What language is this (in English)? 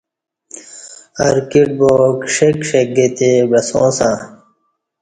Kati